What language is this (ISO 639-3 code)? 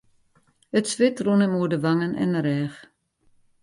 fry